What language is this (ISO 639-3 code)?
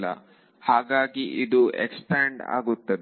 kan